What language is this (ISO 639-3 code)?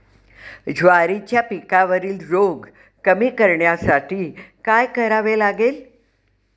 mar